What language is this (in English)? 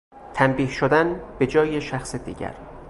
Persian